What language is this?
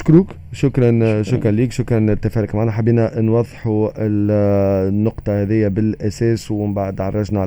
Arabic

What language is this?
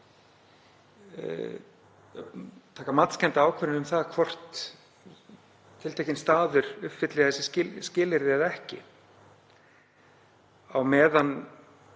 Icelandic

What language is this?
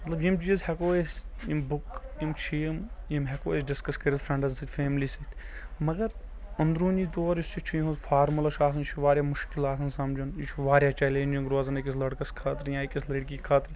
Kashmiri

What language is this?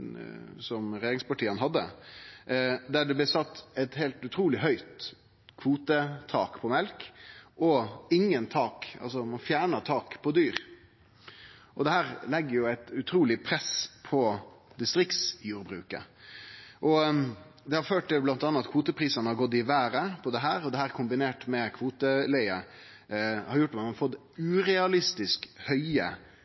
Norwegian Nynorsk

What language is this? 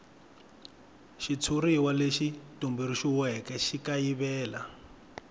Tsonga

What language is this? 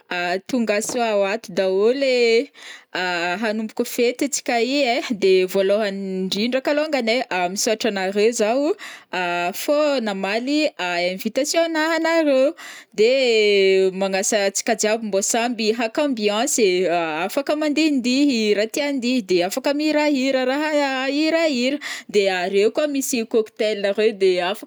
Northern Betsimisaraka Malagasy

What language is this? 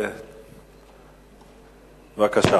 Hebrew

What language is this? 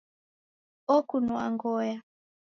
Taita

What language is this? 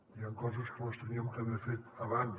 Catalan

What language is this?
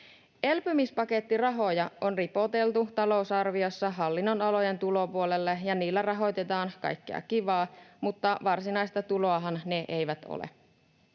Finnish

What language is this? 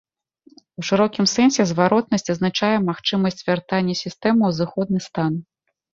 Belarusian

